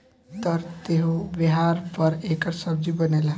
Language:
Bhojpuri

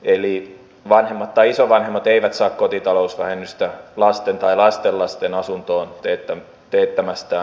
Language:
Finnish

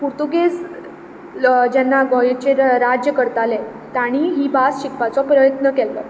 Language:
Konkani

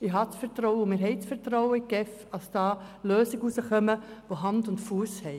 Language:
Swiss German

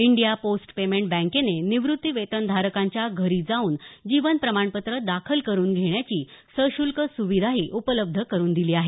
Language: Marathi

